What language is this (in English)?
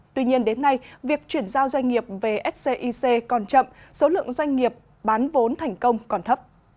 Vietnamese